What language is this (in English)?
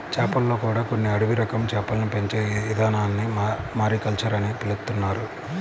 Telugu